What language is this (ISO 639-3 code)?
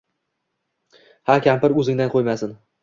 uzb